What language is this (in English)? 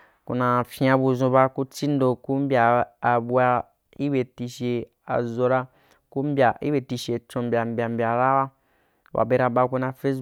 Wapan